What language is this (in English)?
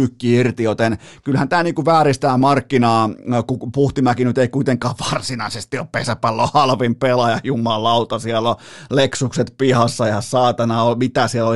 Finnish